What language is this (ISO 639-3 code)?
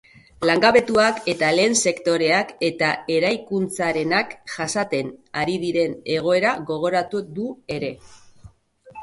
eus